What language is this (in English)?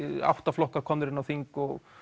Icelandic